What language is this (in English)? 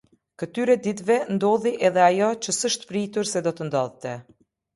Albanian